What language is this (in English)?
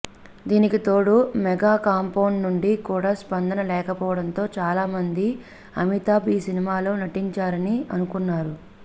Telugu